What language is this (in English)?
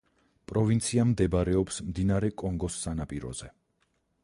Georgian